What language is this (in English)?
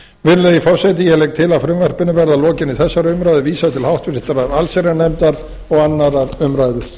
Icelandic